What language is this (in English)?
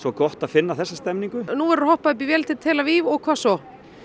Icelandic